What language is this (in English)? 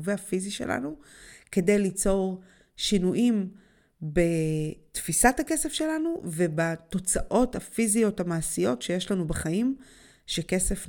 Hebrew